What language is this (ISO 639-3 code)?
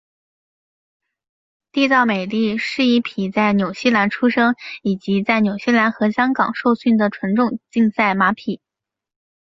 zho